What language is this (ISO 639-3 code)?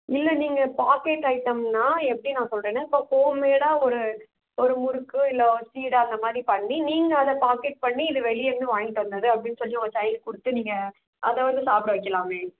tam